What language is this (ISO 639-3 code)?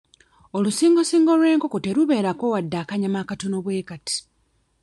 lug